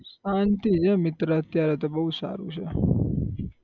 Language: Gujarati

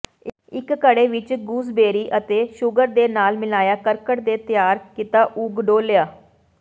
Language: Punjabi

